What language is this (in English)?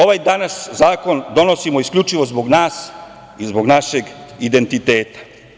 Serbian